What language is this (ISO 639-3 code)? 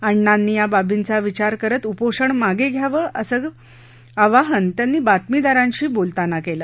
mar